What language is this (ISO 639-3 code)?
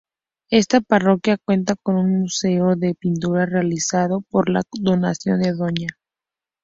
spa